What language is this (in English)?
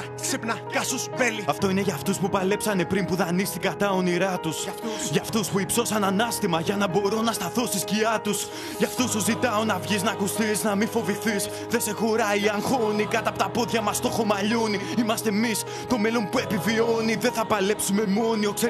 Greek